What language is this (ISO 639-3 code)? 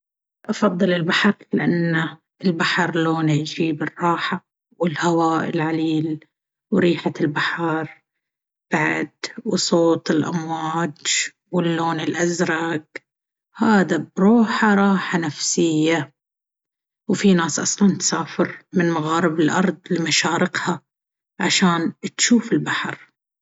abv